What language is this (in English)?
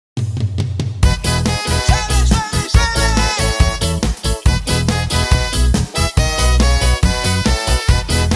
Spanish